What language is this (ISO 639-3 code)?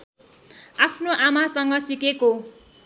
nep